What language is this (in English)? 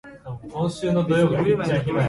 Japanese